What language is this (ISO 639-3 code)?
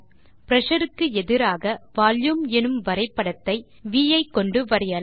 tam